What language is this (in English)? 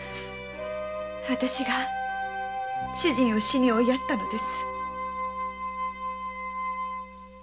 Japanese